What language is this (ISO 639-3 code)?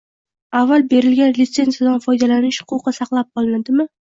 uzb